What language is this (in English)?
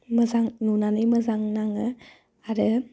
Bodo